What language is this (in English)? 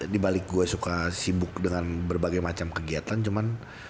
Indonesian